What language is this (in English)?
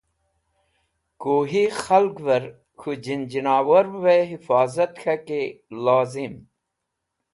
Wakhi